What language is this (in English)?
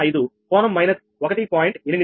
Telugu